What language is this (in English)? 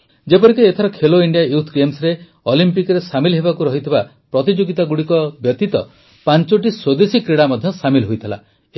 Odia